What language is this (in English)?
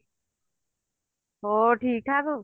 Punjabi